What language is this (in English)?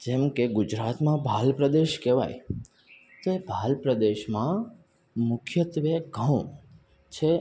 Gujarati